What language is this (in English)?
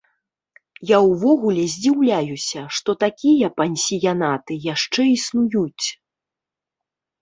Belarusian